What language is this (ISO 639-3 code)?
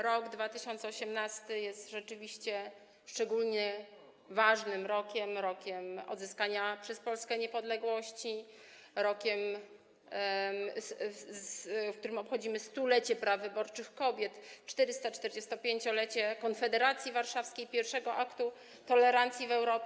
pol